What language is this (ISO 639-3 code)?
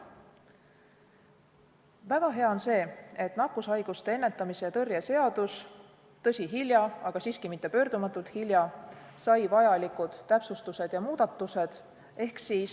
est